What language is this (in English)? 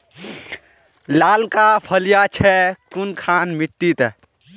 Magahi